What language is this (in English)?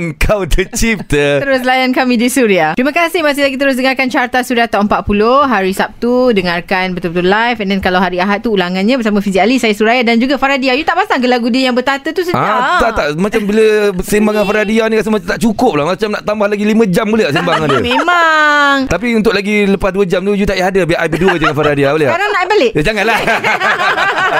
Malay